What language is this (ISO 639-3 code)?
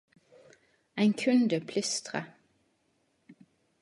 nno